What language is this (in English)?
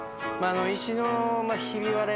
Japanese